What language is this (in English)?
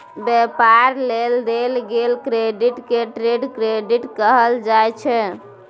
Maithili